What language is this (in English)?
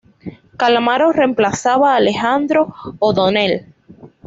Spanish